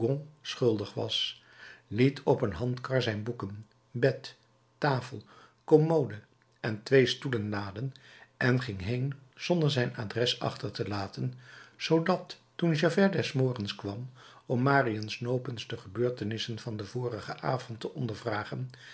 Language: Dutch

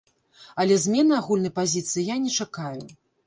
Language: Belarusian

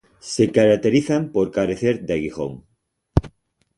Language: Spanish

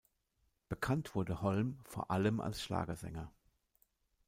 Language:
German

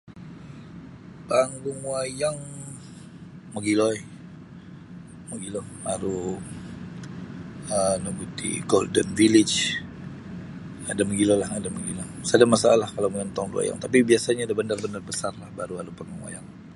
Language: Sabah Bisaya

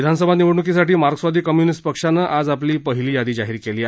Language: Marathi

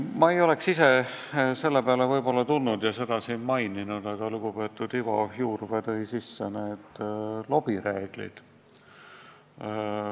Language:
Estonian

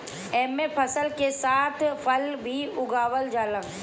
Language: Bhojpuri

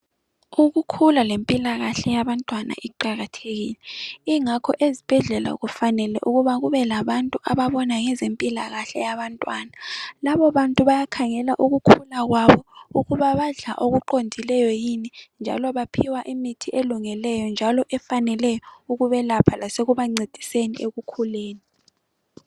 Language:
North Ndebele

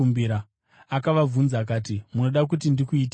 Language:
Shona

